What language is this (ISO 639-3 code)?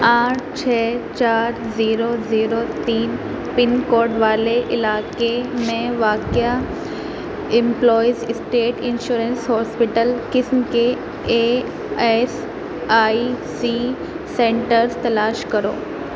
urd